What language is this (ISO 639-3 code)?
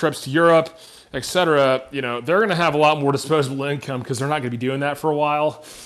eng